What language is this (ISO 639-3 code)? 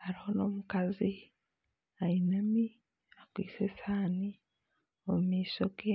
nyn